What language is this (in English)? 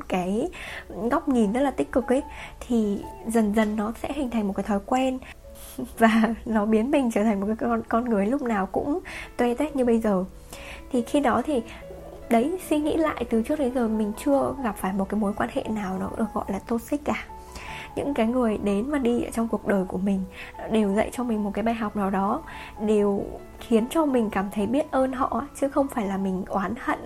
Vietnamese